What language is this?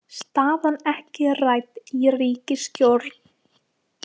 Icelandic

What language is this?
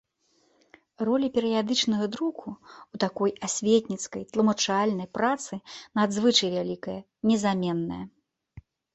Belarusian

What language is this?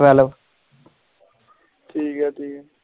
Punjabi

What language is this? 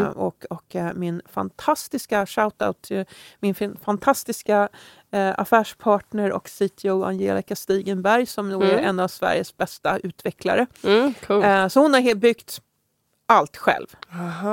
Swedish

